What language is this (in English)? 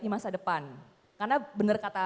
Indonesian